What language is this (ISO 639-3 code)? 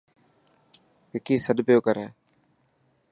mki